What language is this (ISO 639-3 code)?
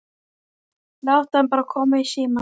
isl